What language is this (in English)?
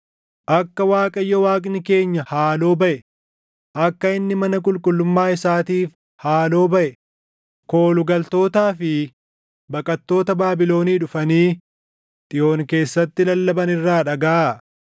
Oromo